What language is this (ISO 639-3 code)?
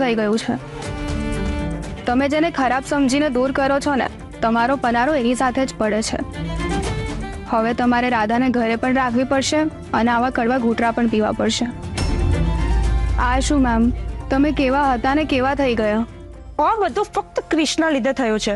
guj